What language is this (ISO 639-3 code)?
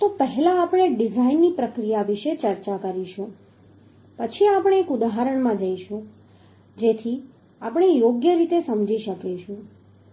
guj